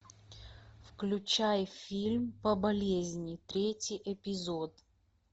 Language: Russian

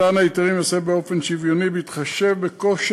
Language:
Hebrew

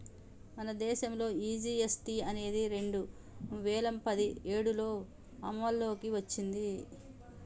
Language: Telugu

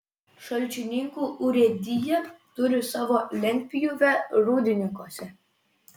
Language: Lithuanian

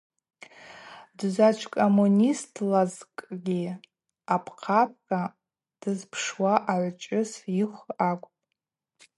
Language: Abaza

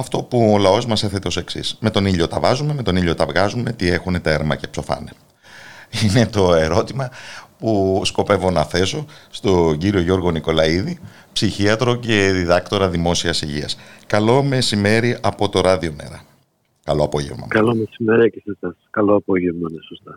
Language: Greek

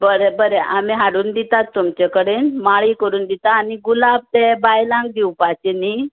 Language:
Konkani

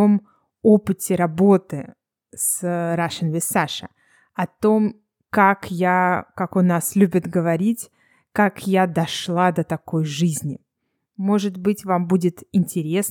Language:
Russian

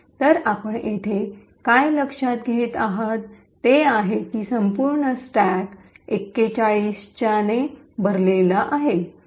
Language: Marathi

